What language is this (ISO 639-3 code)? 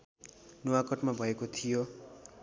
nep